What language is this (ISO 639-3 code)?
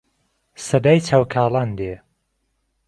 ckb